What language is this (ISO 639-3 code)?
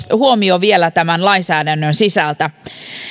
fin